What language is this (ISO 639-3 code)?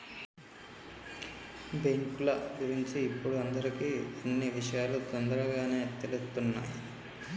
tel